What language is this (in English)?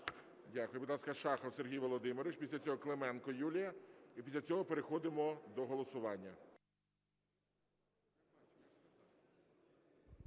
Ukrainian